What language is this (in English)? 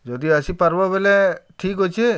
Odia